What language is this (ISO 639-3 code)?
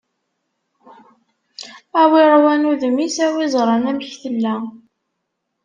kab